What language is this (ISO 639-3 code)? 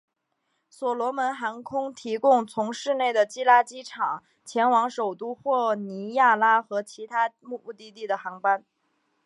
zho